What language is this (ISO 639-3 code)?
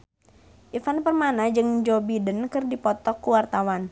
sun